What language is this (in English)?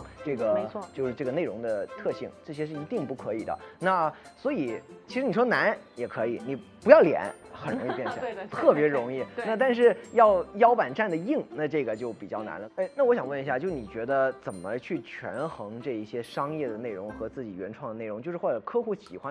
Chinese